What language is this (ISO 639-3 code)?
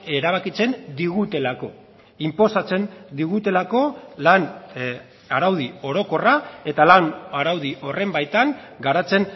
eus